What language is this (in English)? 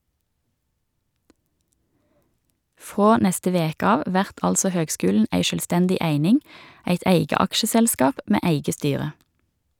Norwegian